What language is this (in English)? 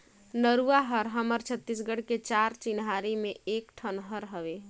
Chhattisgarhi